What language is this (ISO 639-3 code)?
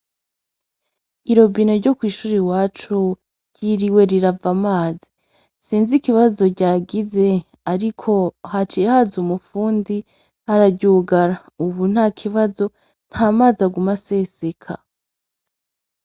run